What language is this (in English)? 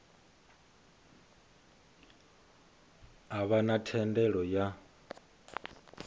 Venda